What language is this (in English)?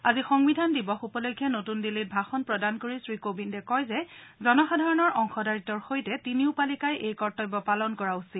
Assamese